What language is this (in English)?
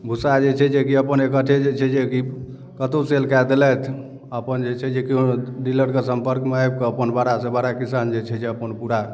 Maithili